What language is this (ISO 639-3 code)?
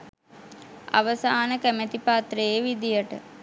sin